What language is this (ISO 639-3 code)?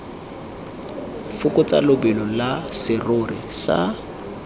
tsn